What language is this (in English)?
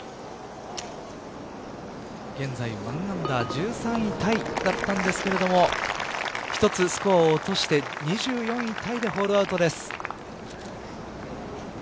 Japanese